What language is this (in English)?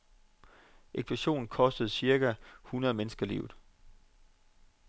Danish